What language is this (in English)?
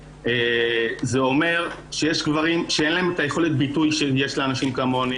Hebrew